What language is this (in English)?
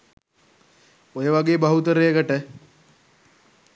Sinhala